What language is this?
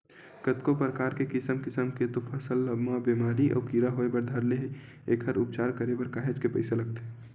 Chhattisgarhi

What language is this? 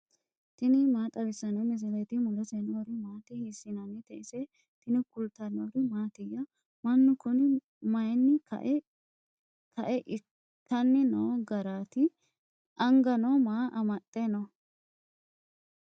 Sidamo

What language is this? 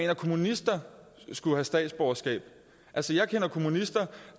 Danish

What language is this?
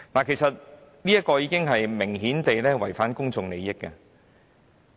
Cantonese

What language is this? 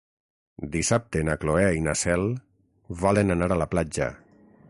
Catalan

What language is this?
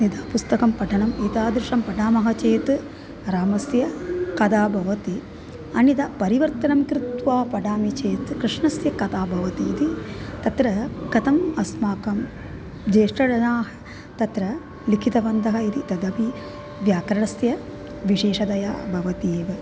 Sanskrit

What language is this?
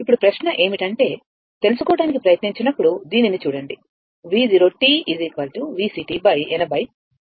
Telugu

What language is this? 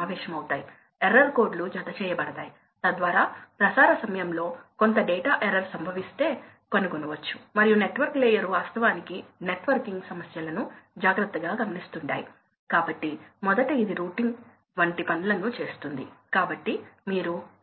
Telugu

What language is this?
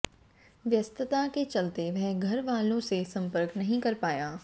Hindi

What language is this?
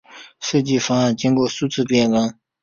Chinese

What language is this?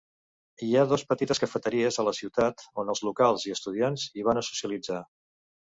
Catalan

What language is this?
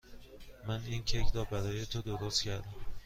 Persian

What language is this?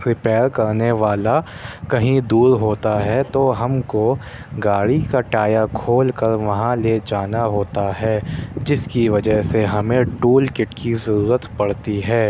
Urdu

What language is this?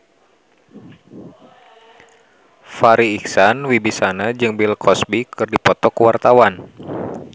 Sundanese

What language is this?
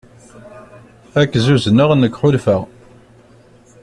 Kabyle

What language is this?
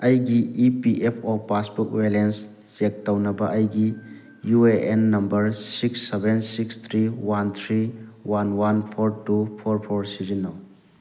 Manipuri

